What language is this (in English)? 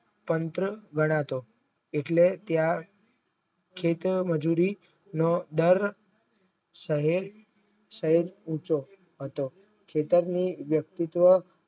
Gujarati